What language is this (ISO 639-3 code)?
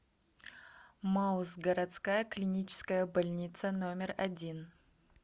rus